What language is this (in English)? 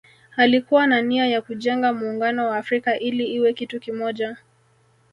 Swahili